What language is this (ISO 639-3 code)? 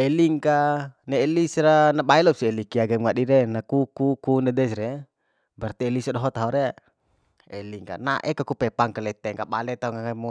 bhp